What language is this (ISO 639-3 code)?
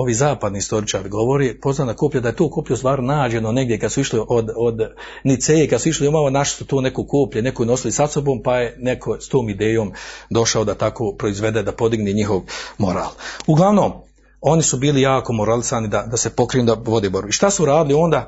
hrv